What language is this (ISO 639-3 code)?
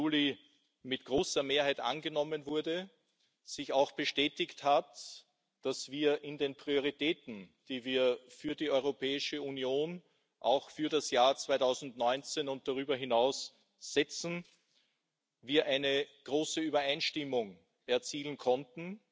deu